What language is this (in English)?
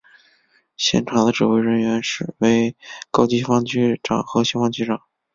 Chinese